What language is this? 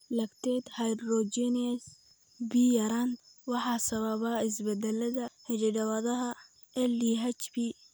Somali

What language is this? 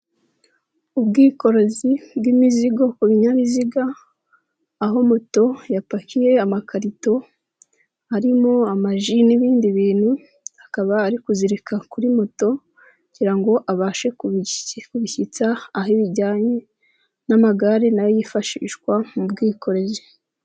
Kinyarwanda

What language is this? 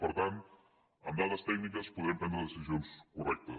Catalan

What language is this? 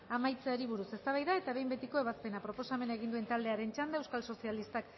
Basque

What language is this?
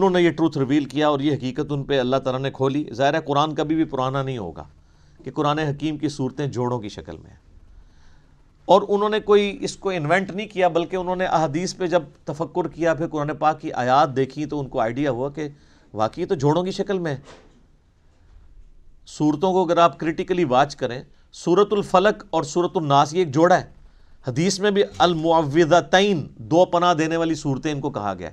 Urdu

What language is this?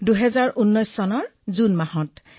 Assamese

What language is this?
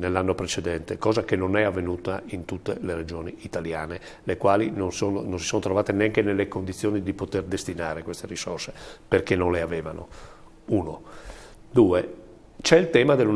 Italian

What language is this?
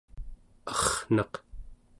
Central Yupik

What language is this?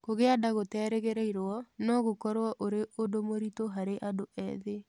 Kikuyu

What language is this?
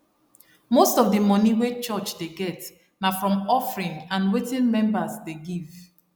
Nigerian Pidgin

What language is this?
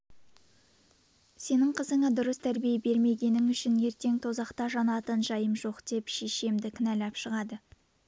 Kazakh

